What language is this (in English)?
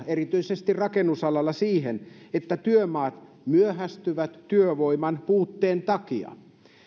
Finnish